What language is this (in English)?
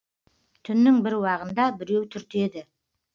Kazakh